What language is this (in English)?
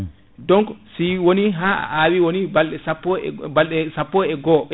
Fula